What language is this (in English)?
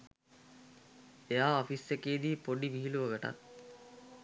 Sinhala